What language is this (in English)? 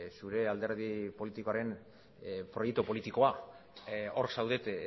Basque